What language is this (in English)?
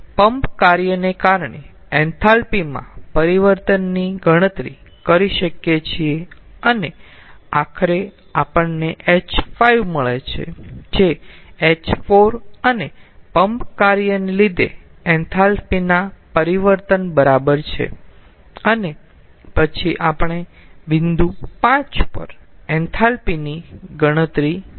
Gujarati